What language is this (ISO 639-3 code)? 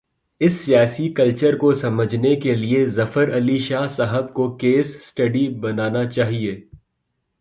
urd